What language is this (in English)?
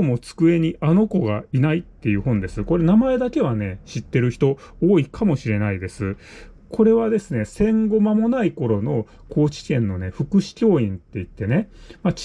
Japanese